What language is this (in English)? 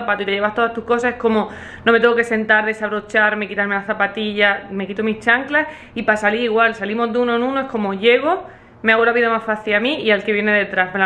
Spanish